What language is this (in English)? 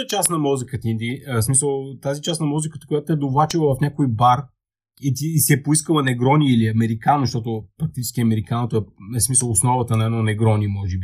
Bulgarian